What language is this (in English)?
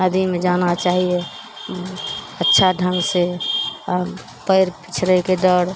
Maithili